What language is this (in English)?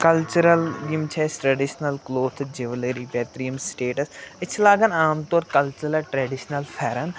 Kashmiri